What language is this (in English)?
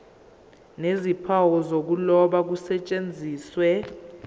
Zulu